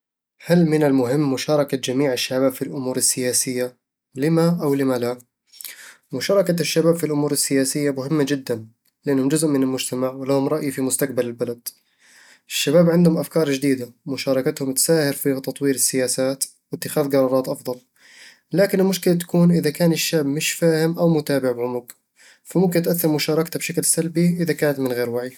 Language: Eastern Egyptian Bedawi Arabic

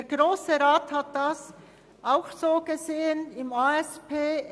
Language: Swiss German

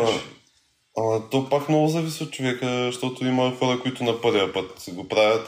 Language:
Bulgarian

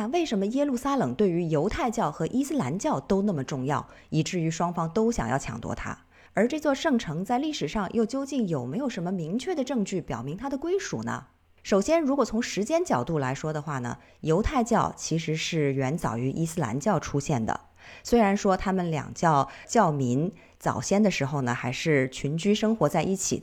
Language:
Chinese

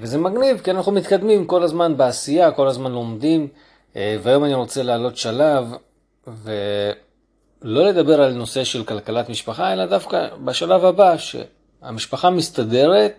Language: Hebrew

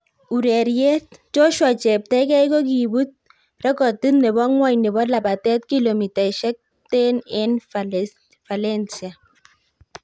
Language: Kalenjin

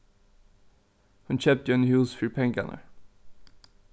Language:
Faroese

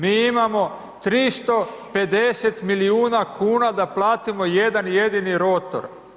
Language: Croatian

